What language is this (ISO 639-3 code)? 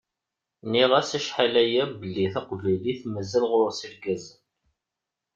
kab